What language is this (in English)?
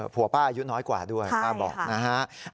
Thai